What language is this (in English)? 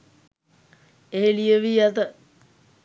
Sinhala